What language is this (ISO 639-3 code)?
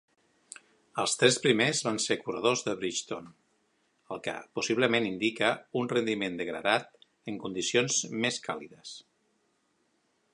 cat